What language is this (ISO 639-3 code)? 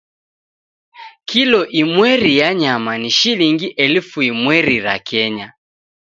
dav